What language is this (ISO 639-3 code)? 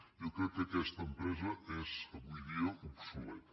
cat